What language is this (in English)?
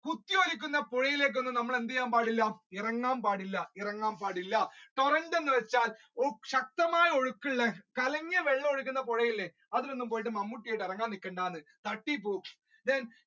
Malayalam